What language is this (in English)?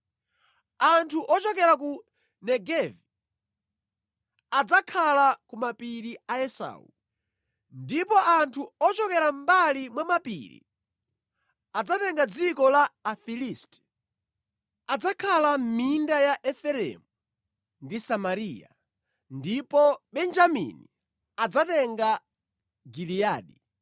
Nyanja